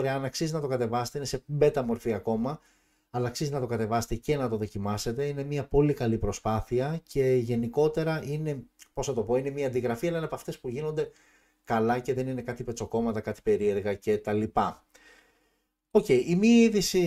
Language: Greek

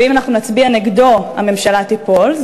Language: Hebrew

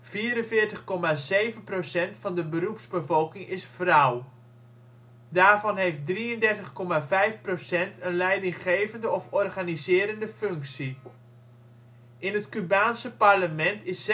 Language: Dutch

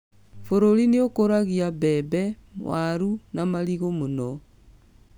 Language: Kikuyu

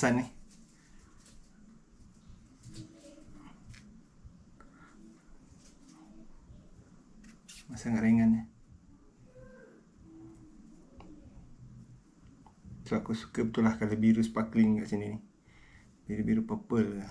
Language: Malay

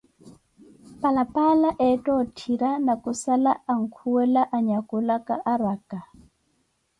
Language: Koti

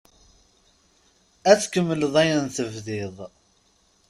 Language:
Kabyle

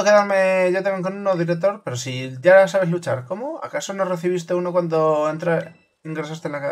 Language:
Spanish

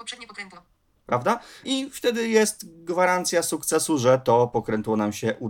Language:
Polish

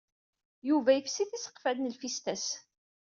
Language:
Kabyle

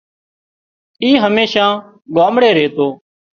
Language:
Wadiyara Koli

